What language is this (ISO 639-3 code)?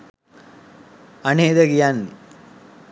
sin